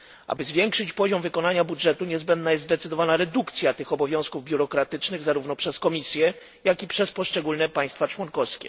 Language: Polish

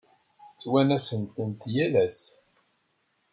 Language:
Kabyle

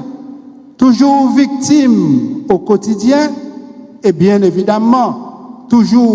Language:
French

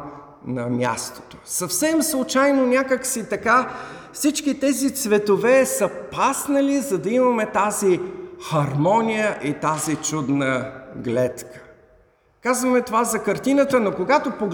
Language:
Bulgarian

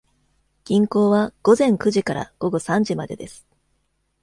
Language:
Japanese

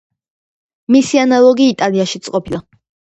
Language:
Georgian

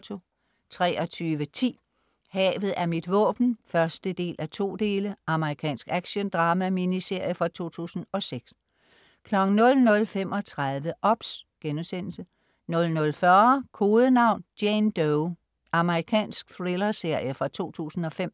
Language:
Danish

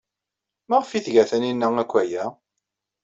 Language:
Kabyle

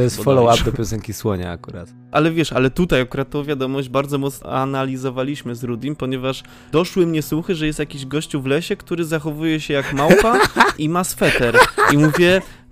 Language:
Polish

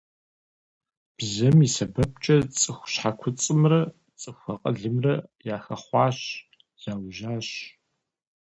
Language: Kabardian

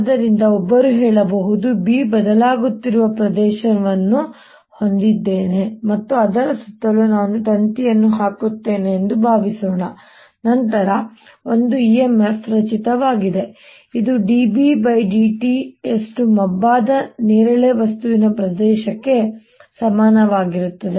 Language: Kannada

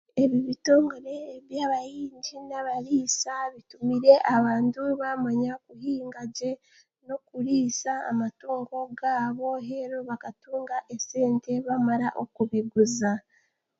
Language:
Chiga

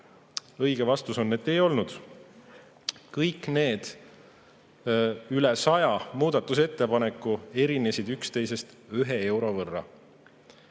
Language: Estonian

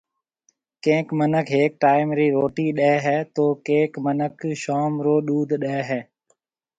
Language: Marwari (Pakistan)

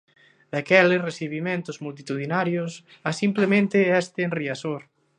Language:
Galician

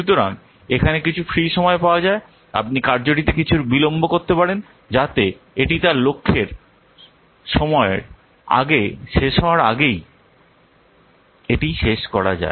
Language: Bangla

